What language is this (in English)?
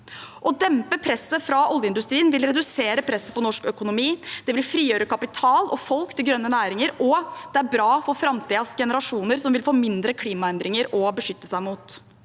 Norwegian